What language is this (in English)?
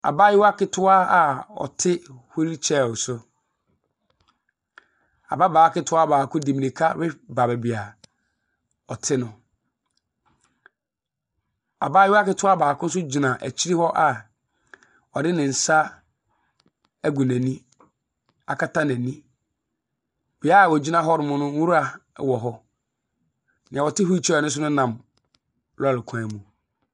Akan